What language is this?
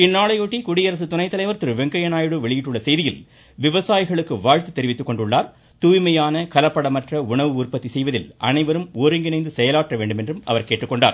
Tamil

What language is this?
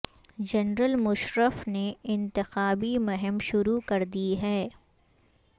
Urdu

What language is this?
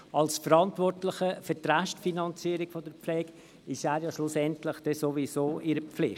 Swiss German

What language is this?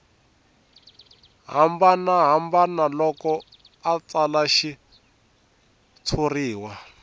Tsonga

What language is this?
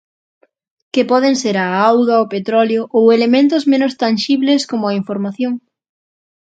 Galician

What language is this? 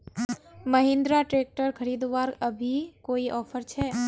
Magahi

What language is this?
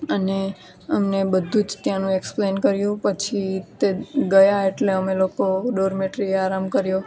Gujarati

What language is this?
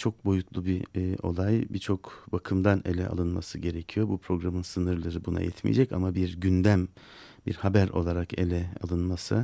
Turkish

